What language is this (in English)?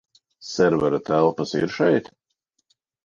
Latvian